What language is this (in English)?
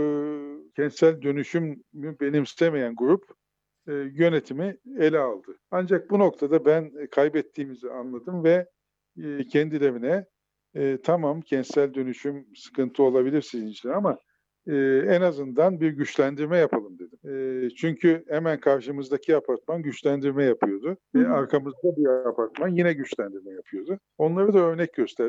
Turkish